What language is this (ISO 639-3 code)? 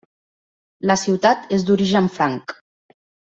cat